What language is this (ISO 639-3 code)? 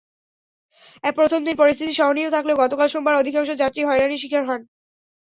ben